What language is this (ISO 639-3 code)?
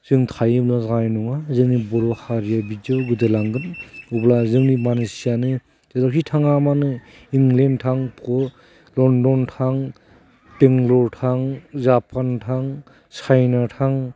brx